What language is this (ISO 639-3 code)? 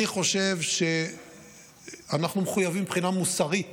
heb